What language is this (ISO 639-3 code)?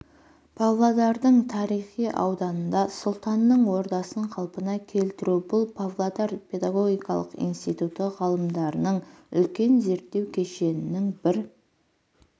kaz